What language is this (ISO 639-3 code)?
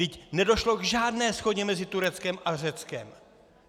ces